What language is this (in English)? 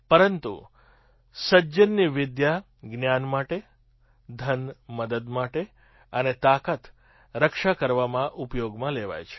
Gujarati